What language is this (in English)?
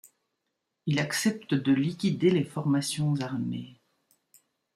French